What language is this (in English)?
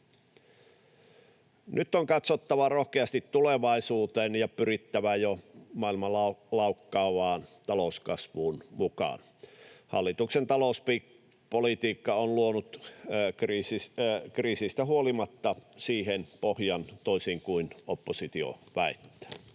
Finnish